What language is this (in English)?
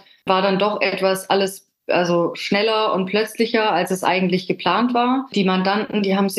German